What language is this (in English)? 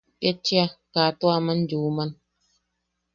Yaqui